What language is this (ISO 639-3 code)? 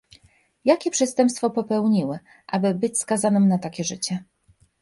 pol